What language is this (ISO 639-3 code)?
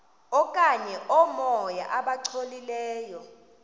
xho